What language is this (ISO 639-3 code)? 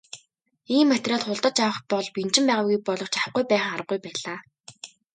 mon